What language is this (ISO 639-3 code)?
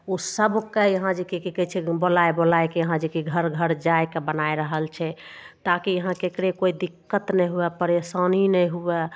mai